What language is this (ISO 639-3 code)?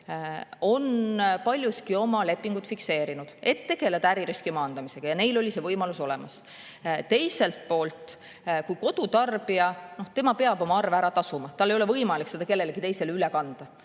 est